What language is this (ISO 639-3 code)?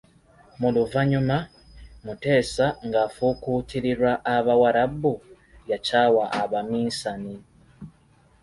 lug